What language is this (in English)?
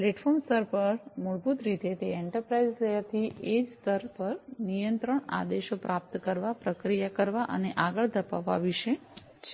Gujarati